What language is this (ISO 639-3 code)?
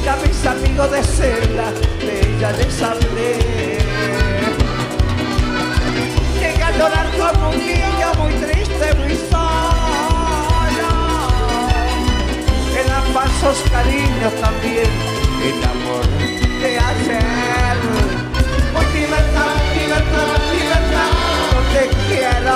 spa